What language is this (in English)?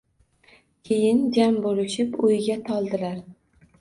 Uzbek